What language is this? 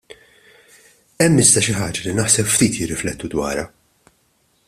Maltese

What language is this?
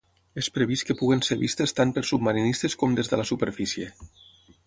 Catalan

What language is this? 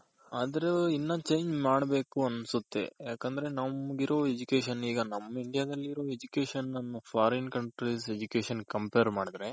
Kannada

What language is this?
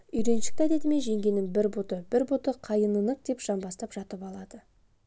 Kazakh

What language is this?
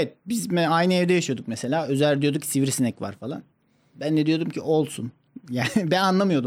Turkish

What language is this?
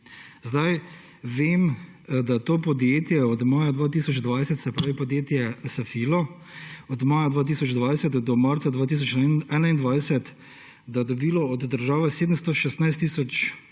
Slovenian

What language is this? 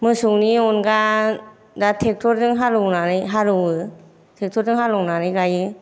Bodo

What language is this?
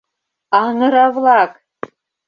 Mari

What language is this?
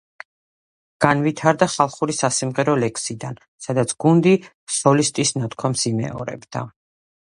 Georgian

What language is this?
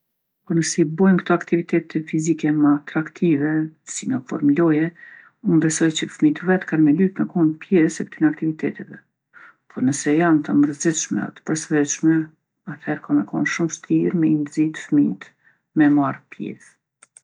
Gheg Albanian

